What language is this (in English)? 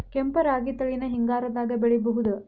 Kannada